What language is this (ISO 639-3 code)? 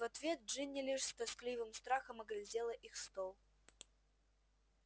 rus